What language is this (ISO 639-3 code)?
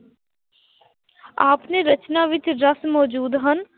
pan